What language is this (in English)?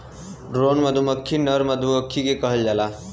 Bhojpuri